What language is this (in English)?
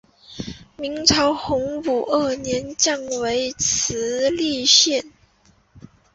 Chinese